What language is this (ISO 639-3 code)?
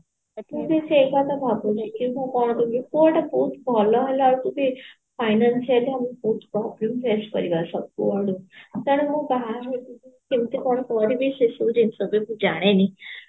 ori